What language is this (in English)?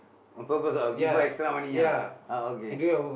English